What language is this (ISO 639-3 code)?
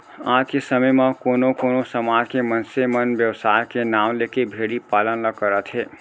hne